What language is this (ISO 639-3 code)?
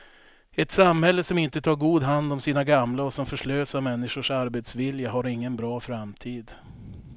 swe